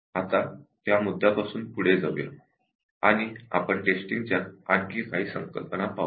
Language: Marathi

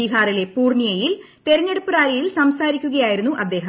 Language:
Malayalam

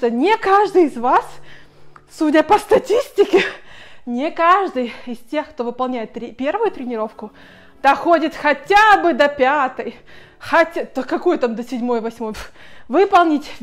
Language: Russian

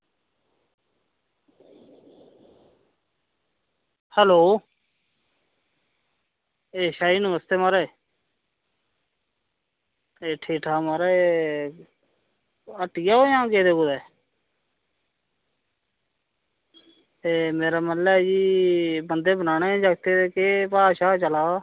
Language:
Dogri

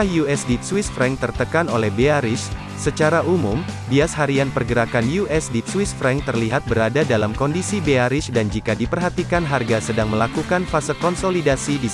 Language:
Indonesian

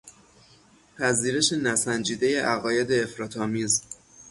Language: Persian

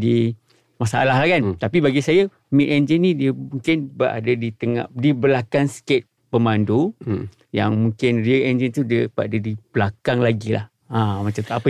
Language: Malay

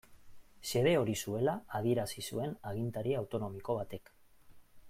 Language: Basque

